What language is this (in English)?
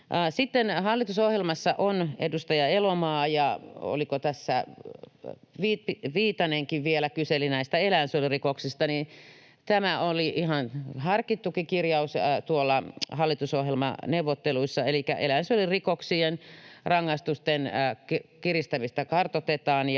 Finnish